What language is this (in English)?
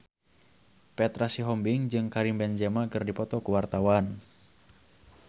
Sundanese